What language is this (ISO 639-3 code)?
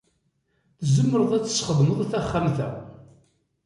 kab